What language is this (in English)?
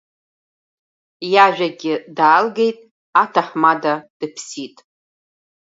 Abkhazian